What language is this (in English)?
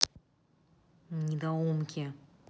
Russian